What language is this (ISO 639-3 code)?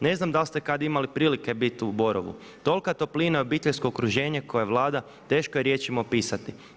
hrv